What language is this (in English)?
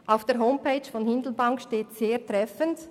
Swiss German